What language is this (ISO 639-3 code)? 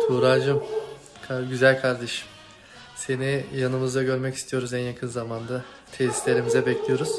tur